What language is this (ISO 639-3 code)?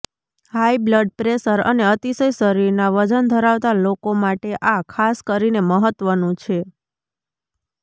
guj